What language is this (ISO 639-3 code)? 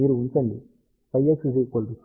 tel